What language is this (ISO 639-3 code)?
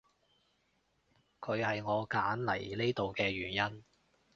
yue